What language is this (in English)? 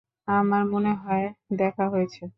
Bangla